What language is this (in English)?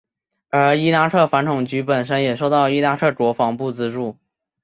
Chinese